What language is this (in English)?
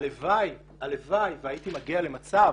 Hebrew